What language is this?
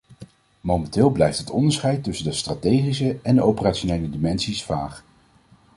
Dutch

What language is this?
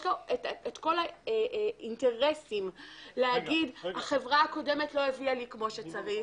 Hebrew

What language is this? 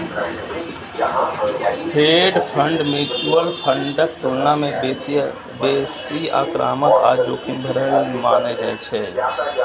Maithili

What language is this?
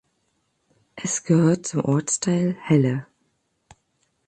German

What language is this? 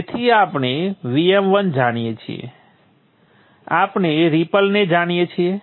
Gujarati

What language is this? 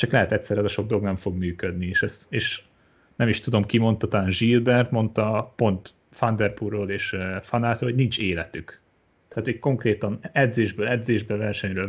Hungarian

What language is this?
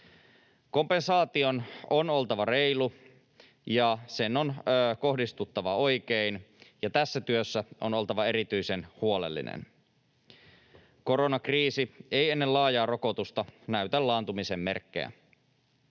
Finnish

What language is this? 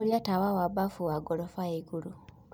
Kikuyu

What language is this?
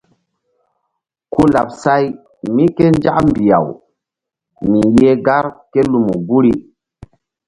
Mbum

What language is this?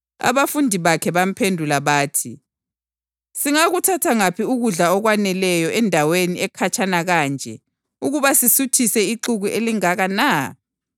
North Ndebele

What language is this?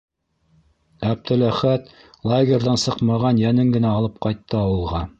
Bashkir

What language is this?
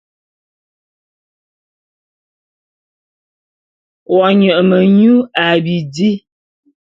Bulu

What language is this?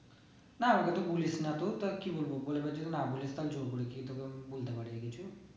Bangla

